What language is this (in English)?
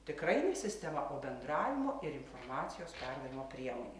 Lithuanian